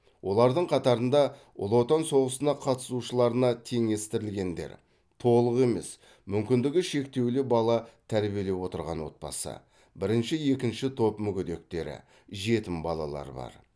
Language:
Kazakh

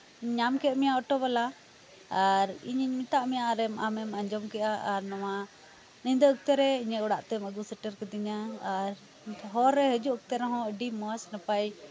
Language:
Santali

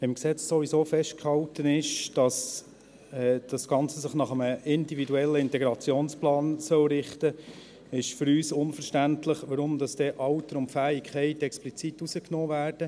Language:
Swiss German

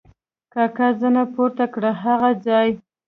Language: Pashto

